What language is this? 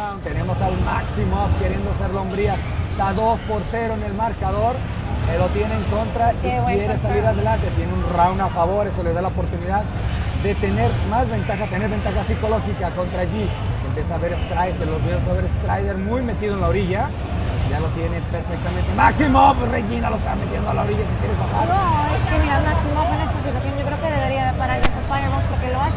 Spanish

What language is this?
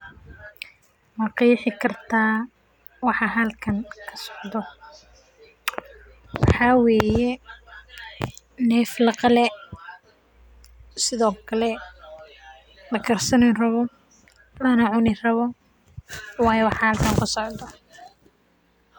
Somali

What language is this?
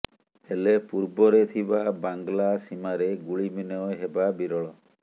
Odia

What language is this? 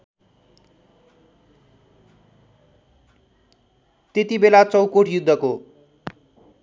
Nepali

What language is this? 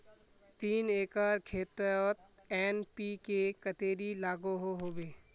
Magahi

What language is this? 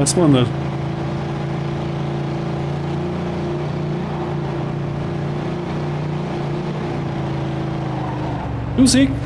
Hungarian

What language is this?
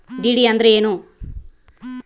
Kannada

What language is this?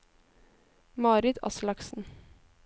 Norwegian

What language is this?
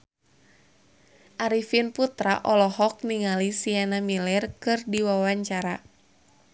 Sundanese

